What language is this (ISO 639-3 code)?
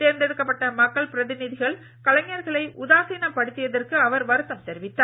tam